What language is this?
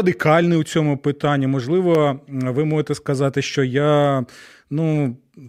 Ukrainian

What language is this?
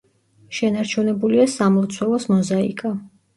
Georgian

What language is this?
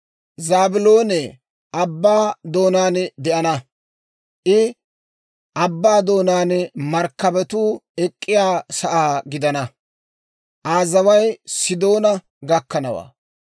Dawro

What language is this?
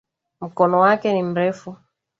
Swahili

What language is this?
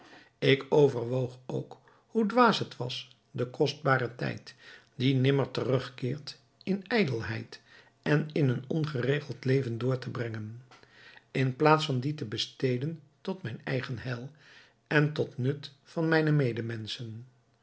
Dutch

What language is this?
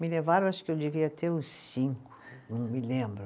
Portuguese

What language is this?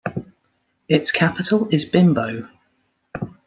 English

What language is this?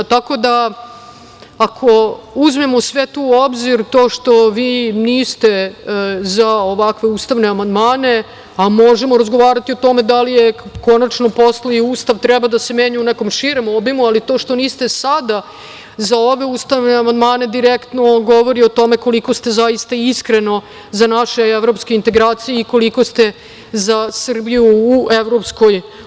Serbian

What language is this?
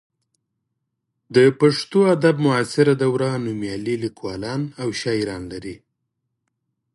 Pashto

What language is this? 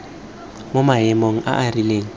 Tswana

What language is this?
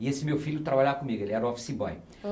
Portuguese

